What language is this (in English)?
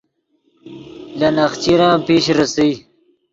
Yidgha